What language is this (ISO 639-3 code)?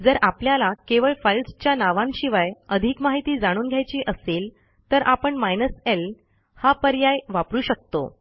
mar